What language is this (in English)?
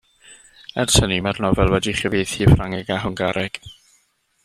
Welsh